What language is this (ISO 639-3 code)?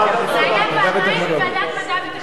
heb